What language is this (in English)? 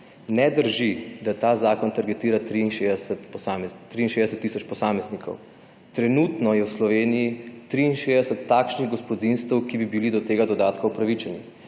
Slovenian